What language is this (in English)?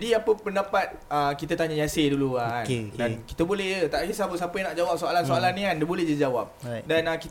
Malay